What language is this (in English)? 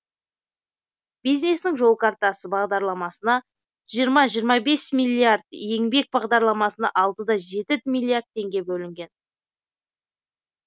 Kazakh